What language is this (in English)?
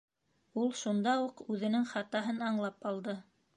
Bashkir